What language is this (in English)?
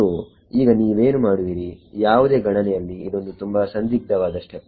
Kannada